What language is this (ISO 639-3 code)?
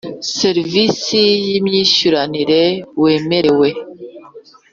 kin